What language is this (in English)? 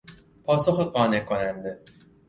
Persian